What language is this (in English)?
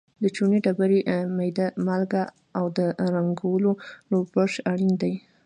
Pashto